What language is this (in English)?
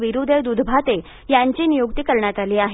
Marathi